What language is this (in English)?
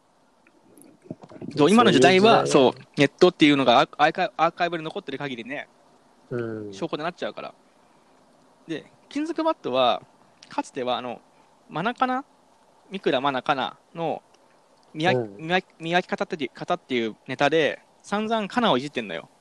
Japanese